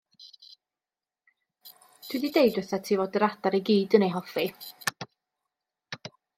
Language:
Welsh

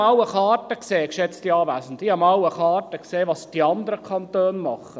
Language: Swiss German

